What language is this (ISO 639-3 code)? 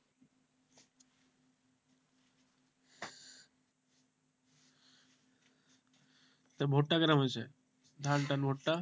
ben